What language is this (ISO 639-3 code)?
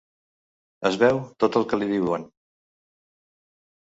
cat